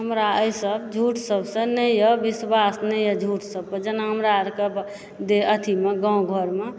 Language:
Maithili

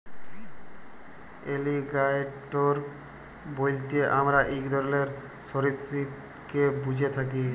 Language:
Bangla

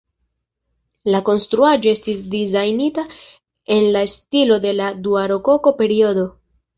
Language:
Esperanto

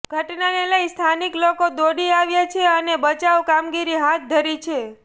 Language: Gujarati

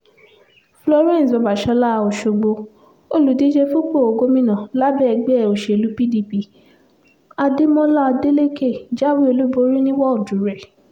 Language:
Yoruba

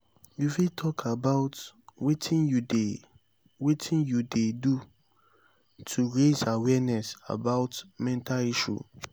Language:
Nigerian Pidgin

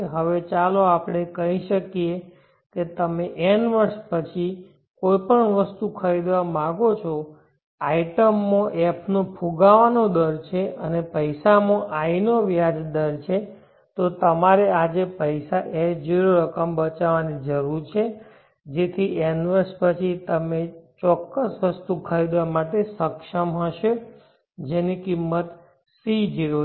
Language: Gujarati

